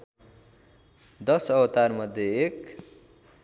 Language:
Nepali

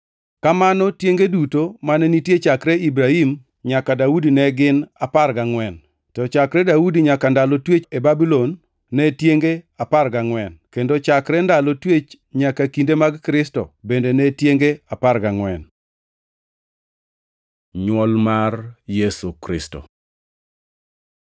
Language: Luo (Kenya and Tanzania)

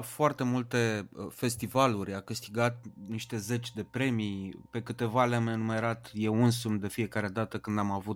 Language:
Romanian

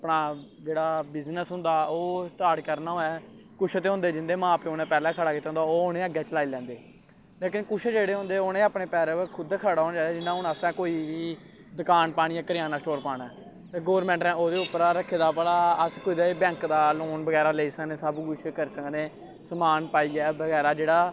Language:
Dogri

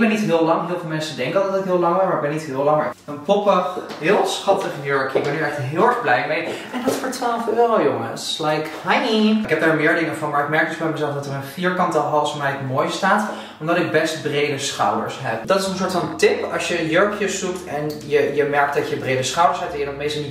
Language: Dutch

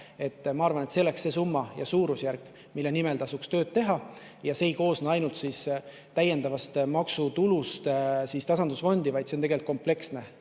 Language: Estonian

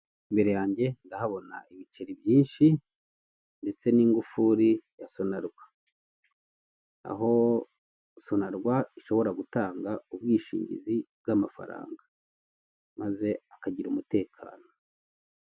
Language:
Kinyarwanda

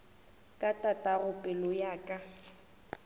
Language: Northern Sotho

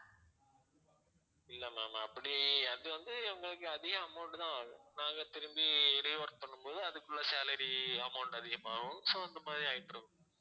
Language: Tamil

